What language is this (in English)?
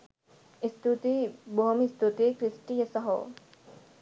Sinhala